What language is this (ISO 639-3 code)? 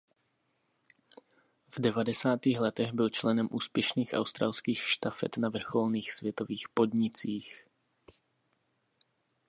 ces